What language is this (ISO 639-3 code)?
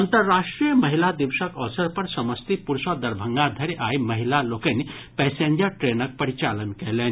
mai